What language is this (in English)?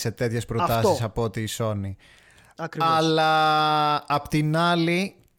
Greek